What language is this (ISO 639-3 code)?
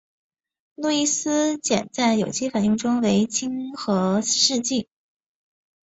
zho